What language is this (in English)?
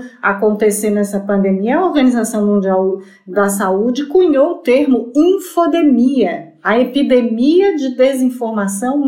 Portuguese